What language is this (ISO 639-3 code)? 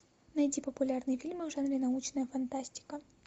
rus